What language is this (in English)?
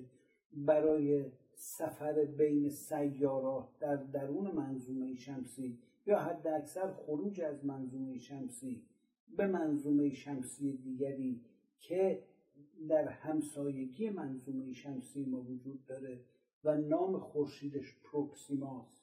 Persian